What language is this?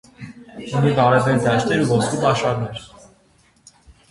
Armenian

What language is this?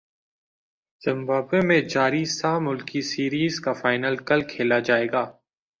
Urdu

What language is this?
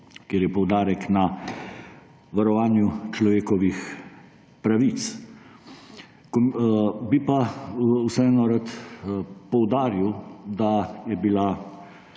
Slovenian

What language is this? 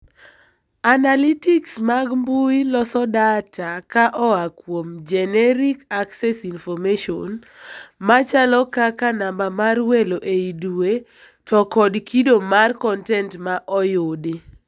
Luo (Kenya and Tanzania)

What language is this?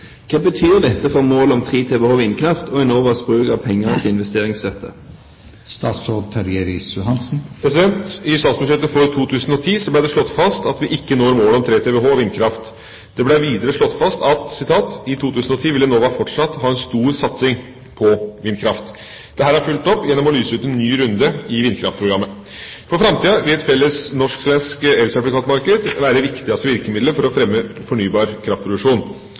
Norwegian Bokmål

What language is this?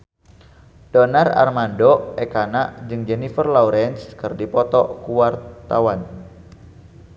Sundanese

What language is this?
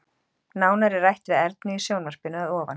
Icelandic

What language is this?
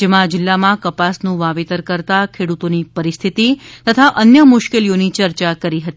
Gujarati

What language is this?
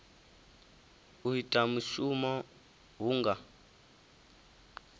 Venda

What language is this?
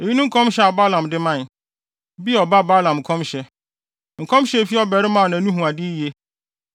Akan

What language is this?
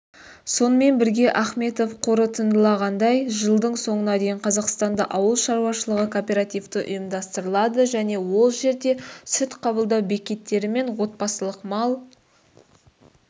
Kazakh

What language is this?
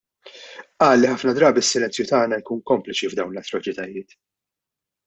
Maltese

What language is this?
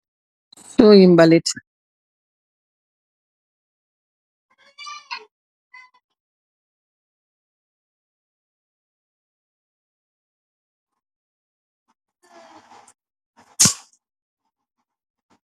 Wolof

